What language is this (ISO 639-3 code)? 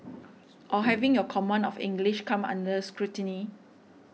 eng